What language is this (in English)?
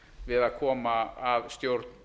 Icelandic